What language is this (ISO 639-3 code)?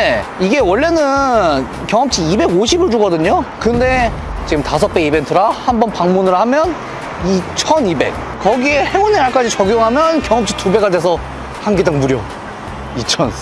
kor